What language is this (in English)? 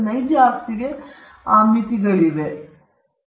Kannada